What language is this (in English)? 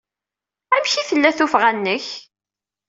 Kabyle